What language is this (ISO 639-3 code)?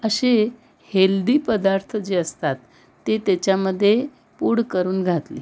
mar